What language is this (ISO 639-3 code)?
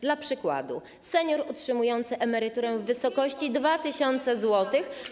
pol